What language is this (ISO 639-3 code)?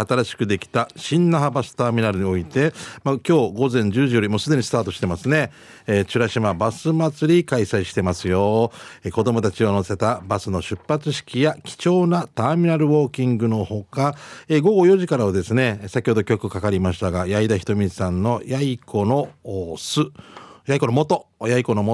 jpn